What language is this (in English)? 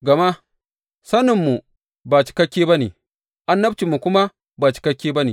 Hausa